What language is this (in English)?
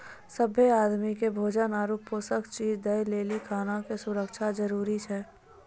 Maithili